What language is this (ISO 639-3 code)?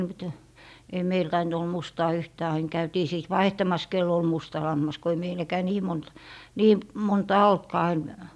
fin